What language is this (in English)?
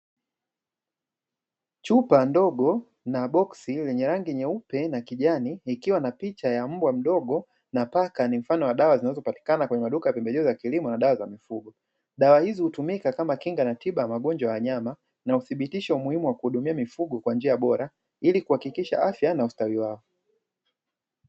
Swahili